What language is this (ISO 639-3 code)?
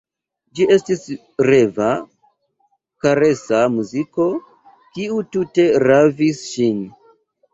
epo